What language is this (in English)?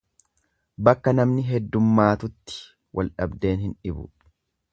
Oromo